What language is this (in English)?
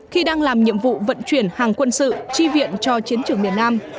Vietnamese